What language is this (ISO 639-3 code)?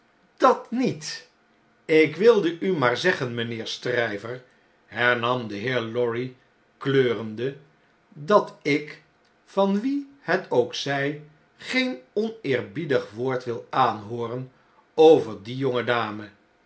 nld